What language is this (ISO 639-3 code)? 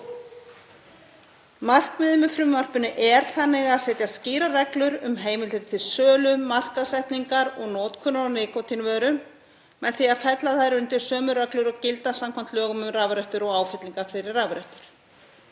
isl